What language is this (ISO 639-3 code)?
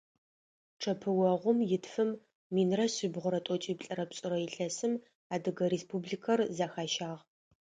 ady